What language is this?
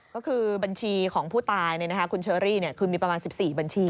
Thai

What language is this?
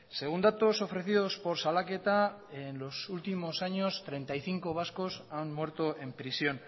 Spanish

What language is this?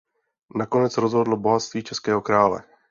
Czech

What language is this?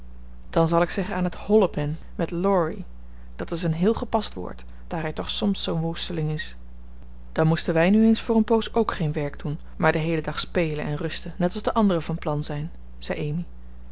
Dutch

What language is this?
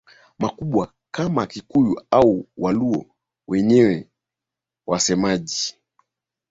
Swahili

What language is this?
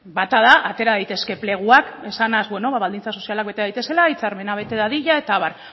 Basque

